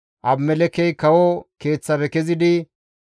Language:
Gamo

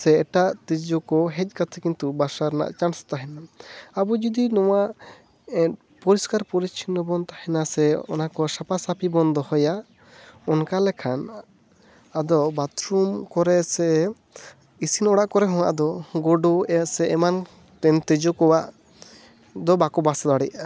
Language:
Santali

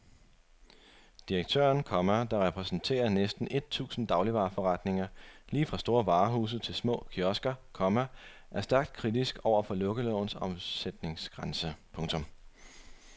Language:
Danish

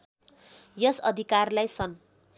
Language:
Nepali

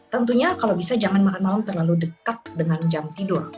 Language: Indonesian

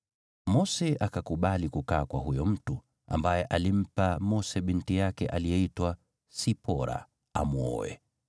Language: Swahili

